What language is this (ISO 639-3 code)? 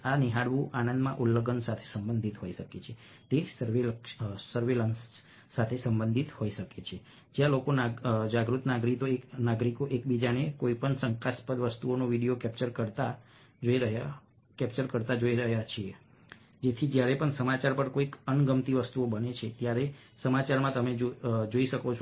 guj